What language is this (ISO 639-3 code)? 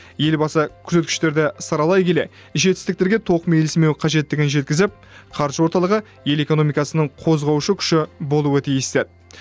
kaz